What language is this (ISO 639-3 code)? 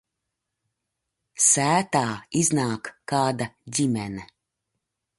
lav